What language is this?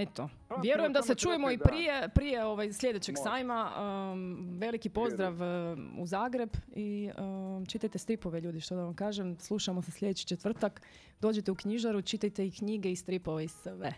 Croatian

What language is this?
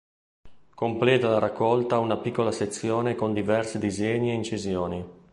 Italian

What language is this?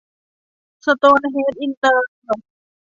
Thai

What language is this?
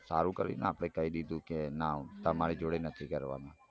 Gujarati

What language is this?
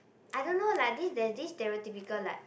English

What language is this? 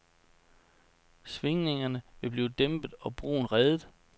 Danish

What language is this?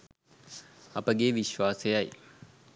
Sinhala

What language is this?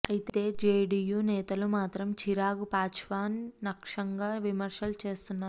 Telugu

